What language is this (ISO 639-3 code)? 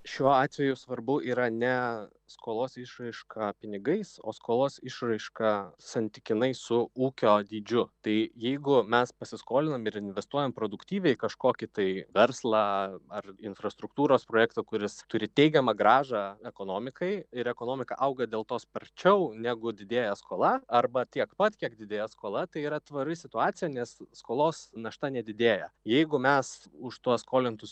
lit